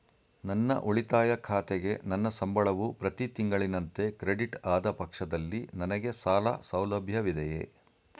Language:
Kannada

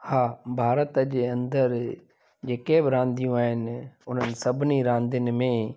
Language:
Sindhi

